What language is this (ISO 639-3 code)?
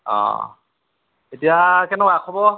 asm